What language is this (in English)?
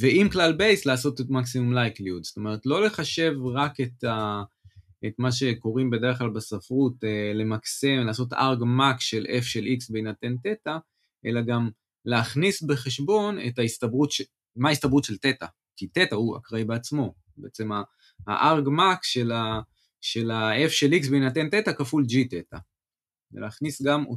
Hebrew